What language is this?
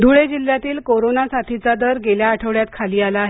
Marathi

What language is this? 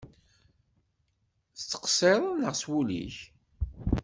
Kabyle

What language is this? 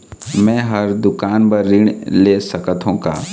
Chhattisgarhi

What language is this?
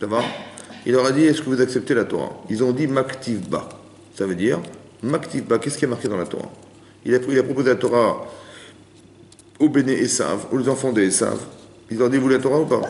French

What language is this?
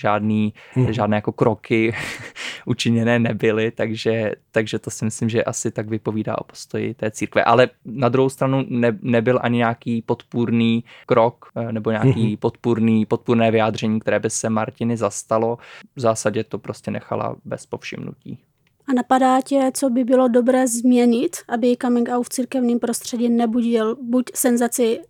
Czech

